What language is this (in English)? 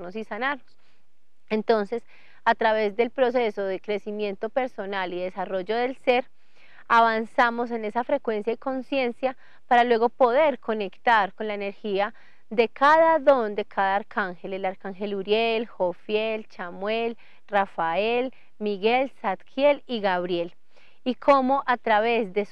Spanish